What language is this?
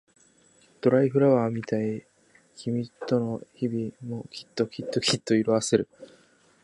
Japanese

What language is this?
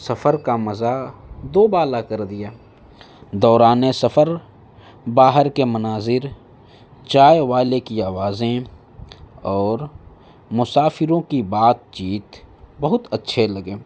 Urdu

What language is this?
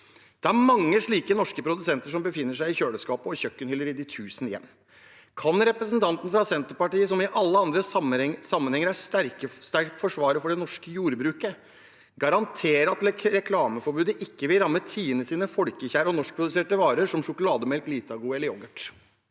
Norwegian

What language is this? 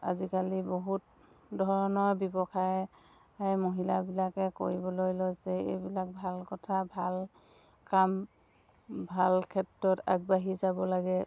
Assamese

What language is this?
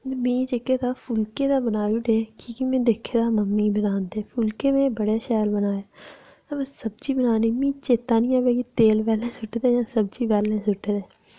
Dogri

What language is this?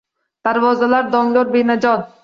Uzbek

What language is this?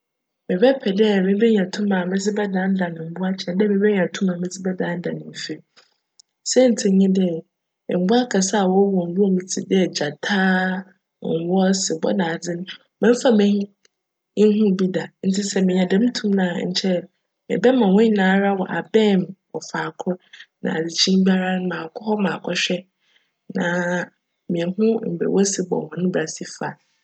Akan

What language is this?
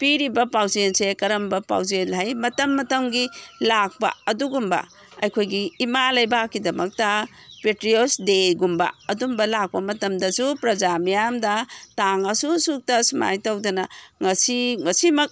Manipuri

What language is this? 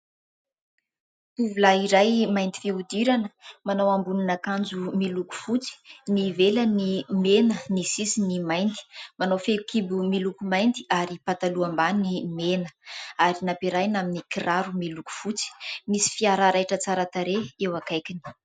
Malagasy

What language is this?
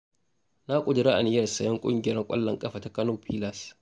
Hausa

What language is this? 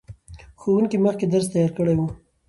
Pashto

